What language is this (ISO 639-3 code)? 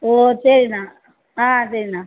tam